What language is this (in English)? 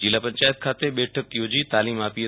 Gujarati